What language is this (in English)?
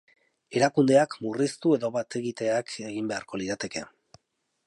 Basque